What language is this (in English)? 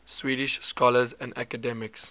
English